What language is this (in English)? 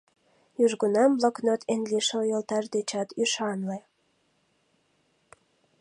Mari